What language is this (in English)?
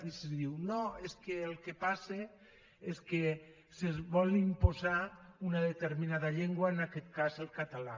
Catalan